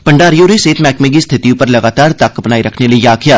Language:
Dogri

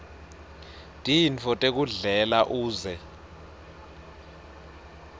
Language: Swati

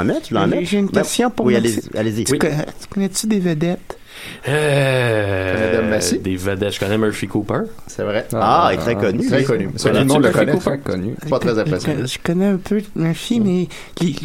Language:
French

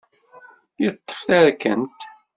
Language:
Kabyle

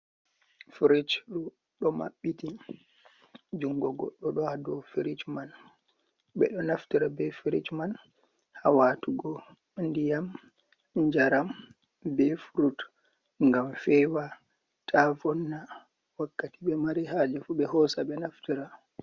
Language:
Fula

